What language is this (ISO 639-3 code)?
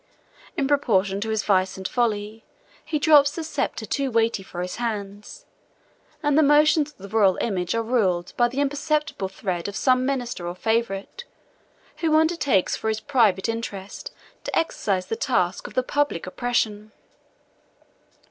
eng